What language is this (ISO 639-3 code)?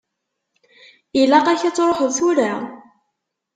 kab